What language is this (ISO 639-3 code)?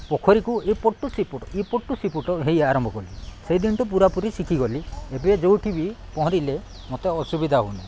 ori